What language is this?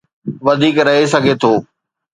Sindhi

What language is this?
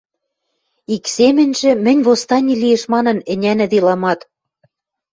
Western Mari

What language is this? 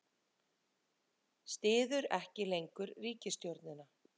Icelandic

